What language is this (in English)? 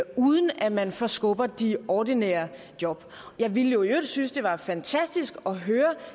Danish